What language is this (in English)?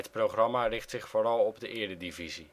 Dutch